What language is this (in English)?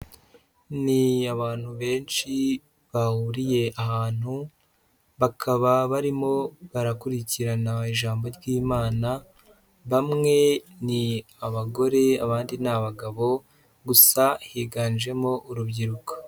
Kinyarwanda